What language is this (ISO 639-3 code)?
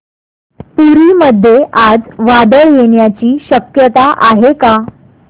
mar